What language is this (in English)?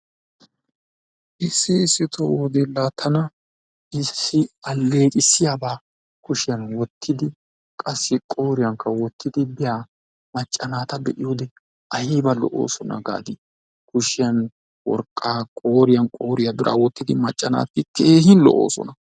Wolaytta